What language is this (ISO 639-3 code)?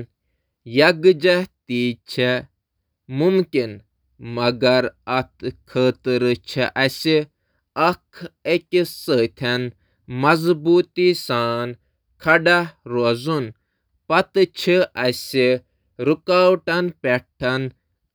kas